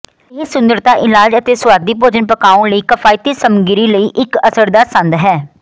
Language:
Punjabi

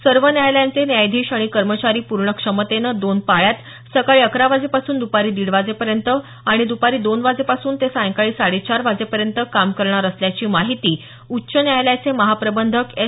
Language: Marathi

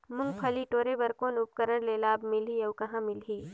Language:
Chhattisgarhi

